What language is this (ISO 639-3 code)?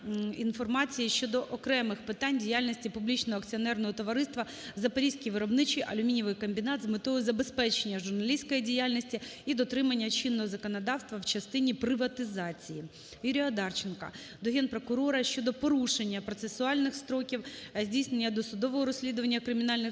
ukr